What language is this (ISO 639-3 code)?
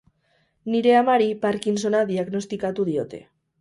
eus